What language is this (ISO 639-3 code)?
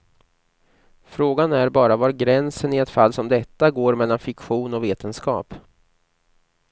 swe